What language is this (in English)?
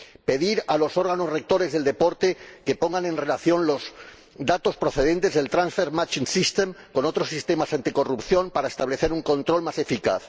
Spanish